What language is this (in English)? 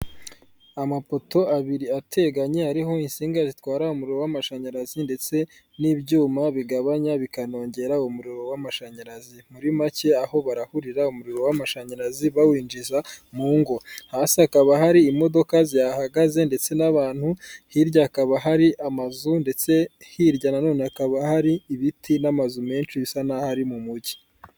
Kinyarwanda